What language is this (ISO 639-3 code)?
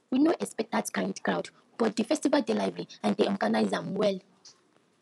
pcm